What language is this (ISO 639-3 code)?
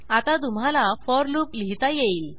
mar